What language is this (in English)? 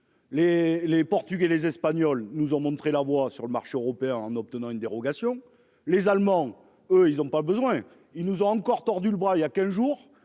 French